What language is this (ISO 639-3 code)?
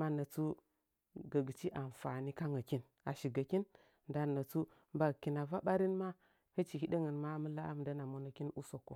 nja